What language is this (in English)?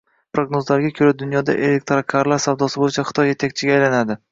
Uzbek